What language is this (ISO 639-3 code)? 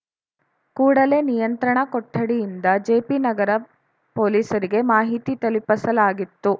kan